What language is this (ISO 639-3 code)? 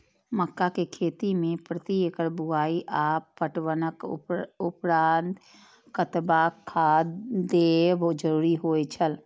mai